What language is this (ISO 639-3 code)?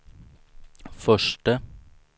swe